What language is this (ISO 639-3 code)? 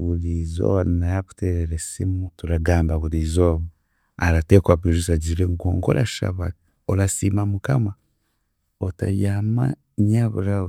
cgg